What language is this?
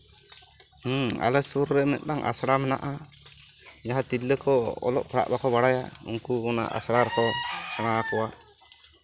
Santali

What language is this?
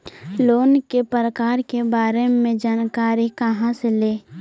Magahi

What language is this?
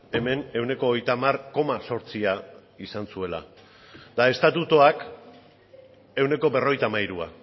Basque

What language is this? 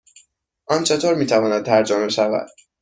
Persian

